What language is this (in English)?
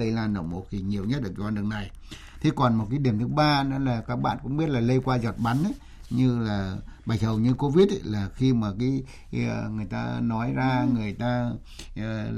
Vietnamese